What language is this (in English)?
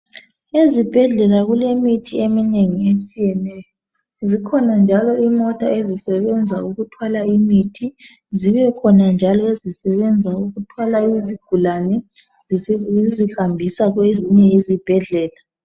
North Ndebele